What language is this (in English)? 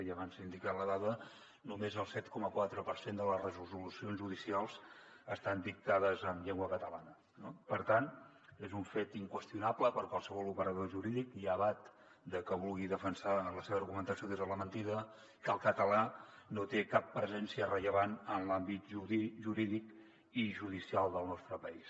Catalan